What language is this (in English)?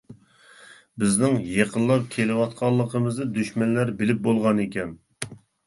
Uyghur